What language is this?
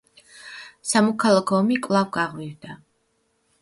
Georgian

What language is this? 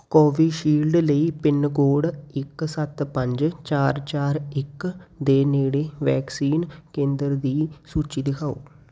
Punjabi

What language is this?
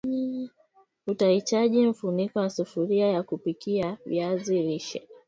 Swahili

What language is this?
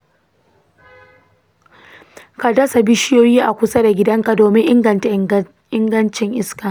Hausa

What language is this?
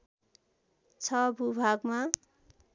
Nepali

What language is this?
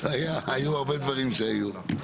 Hebrew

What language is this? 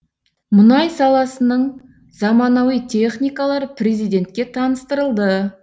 Kazakh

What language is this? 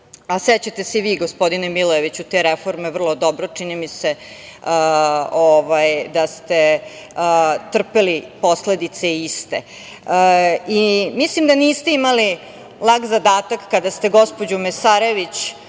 Serbian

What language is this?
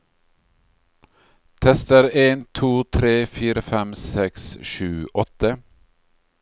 Norwegian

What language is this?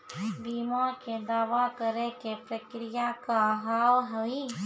Maithili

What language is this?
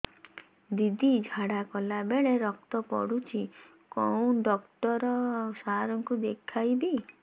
Odia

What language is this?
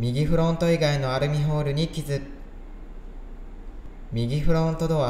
Japanese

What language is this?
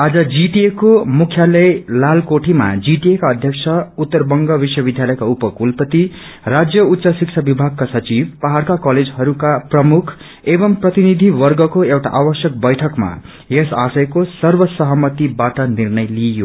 Nepali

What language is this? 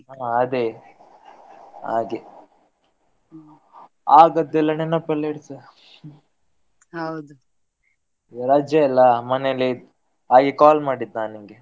Kannada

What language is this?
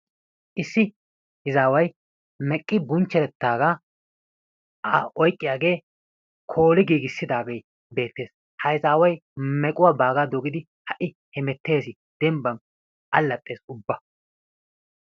Wolaytta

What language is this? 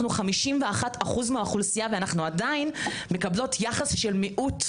Hebrew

